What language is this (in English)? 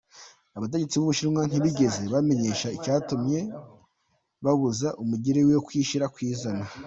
Kinyarwanda